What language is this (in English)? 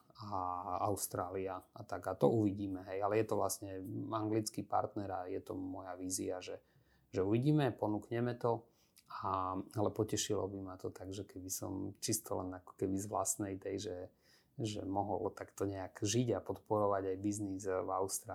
Slovak